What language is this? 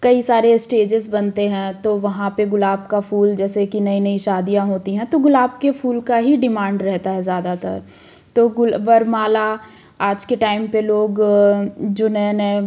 Hindi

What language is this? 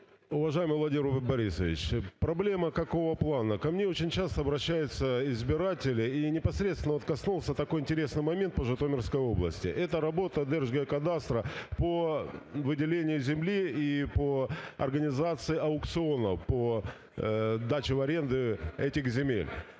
Ukrainian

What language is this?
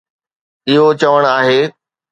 Sindhi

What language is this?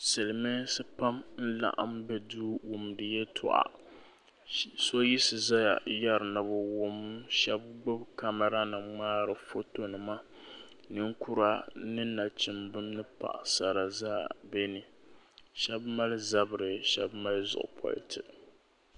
Dagbani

